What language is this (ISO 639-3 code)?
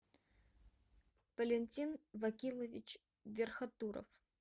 rus